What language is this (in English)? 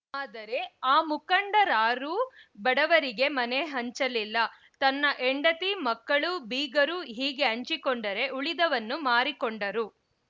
Kannada